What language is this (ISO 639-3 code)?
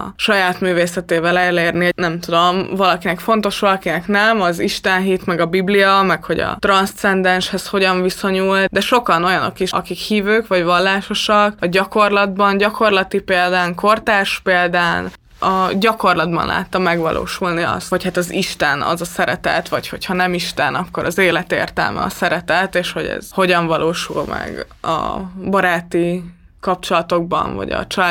hun